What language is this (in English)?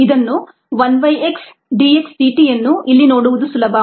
Kannada